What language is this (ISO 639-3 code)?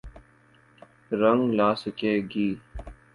urd